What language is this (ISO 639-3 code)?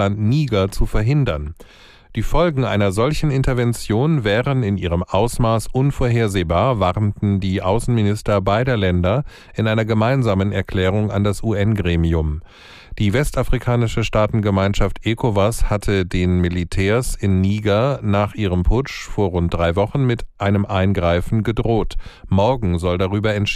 deu